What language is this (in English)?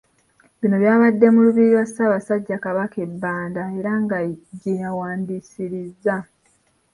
Ganda